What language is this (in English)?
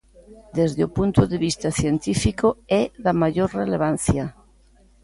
Galician